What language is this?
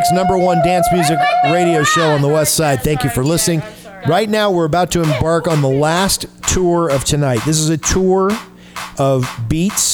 English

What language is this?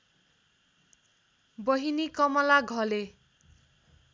Nepali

